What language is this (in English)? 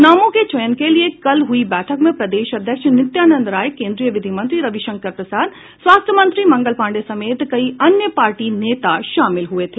Hindi